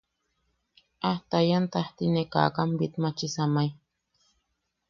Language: Yaqui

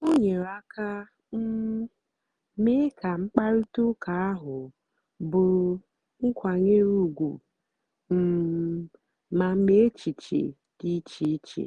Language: Igbo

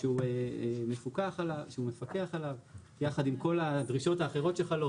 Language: Hebrew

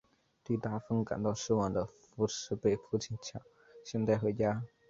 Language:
Chinese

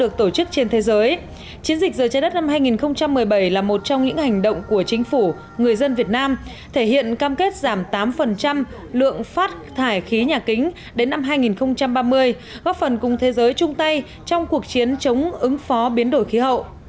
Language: Vietnamese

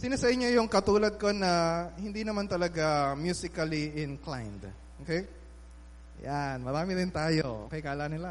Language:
Filipino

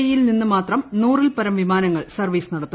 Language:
Malayalam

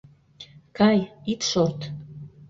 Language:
Mari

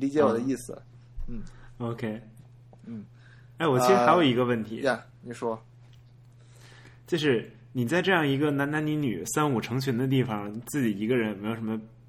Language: Chinese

